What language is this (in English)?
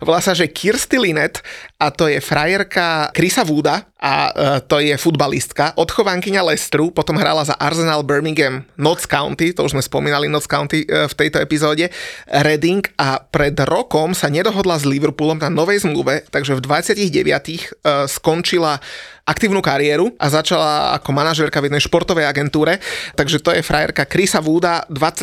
Slovak